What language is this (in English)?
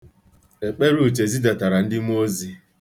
Igbo